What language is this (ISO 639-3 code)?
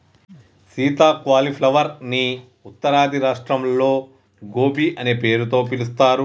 tel